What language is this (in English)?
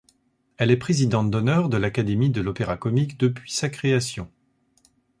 French